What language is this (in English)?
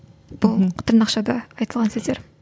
Kazakh